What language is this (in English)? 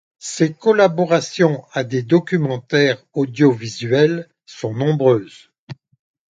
French